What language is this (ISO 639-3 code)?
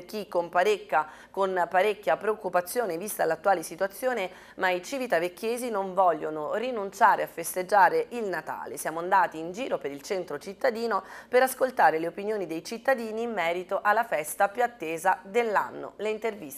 ita